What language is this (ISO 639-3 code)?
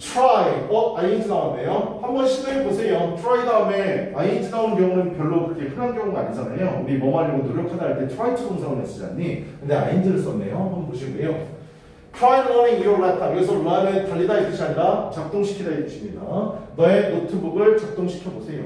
kor